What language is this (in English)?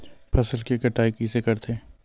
Chhattisgarhi